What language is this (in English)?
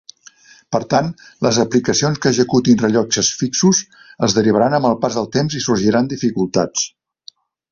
Catalan